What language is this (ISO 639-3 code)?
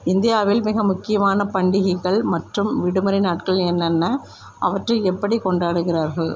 tam